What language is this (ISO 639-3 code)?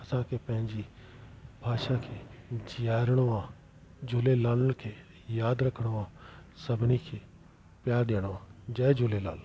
snd